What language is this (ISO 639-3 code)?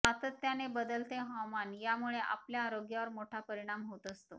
mar